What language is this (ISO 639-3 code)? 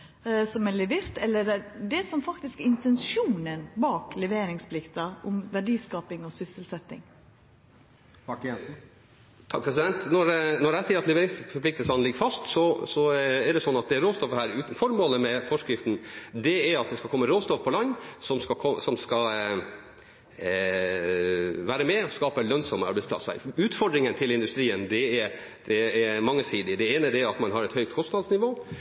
nob